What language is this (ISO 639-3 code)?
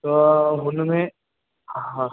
snd